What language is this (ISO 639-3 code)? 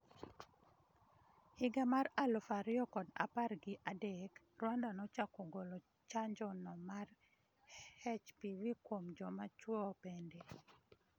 luo